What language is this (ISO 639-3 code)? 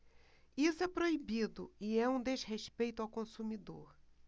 por